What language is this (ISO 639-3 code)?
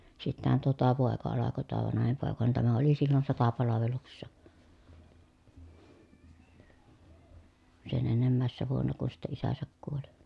fin